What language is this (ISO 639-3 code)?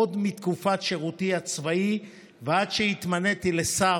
heb